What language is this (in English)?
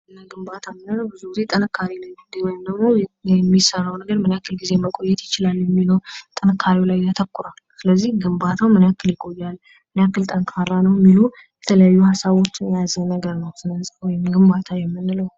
Amharic